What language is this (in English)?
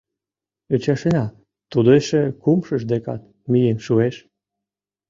Mari